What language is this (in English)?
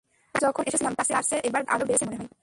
Bangla